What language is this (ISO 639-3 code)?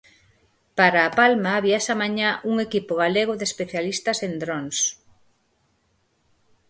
glg